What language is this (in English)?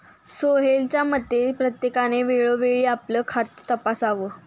Marathi